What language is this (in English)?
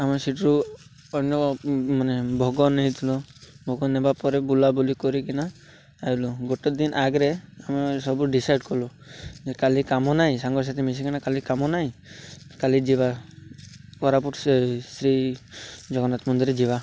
Odia